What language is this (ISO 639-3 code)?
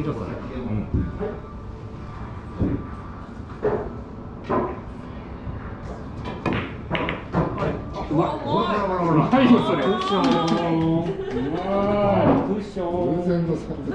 jpn